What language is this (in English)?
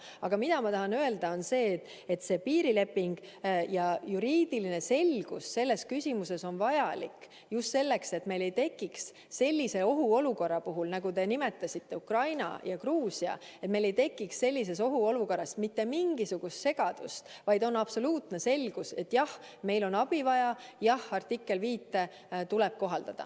Estonian